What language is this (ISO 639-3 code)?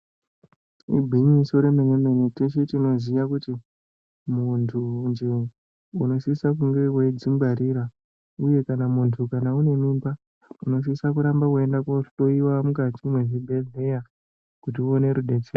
ndc